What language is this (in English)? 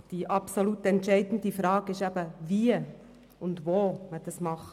Swiss German